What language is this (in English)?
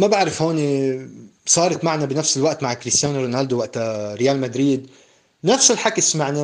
Arabic